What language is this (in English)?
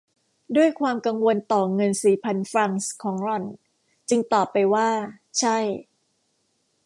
Thai